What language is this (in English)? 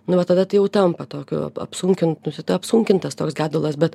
Lithuanian